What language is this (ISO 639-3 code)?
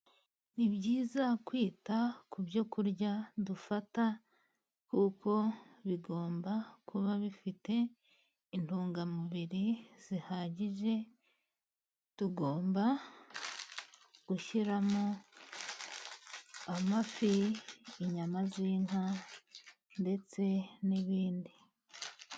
kin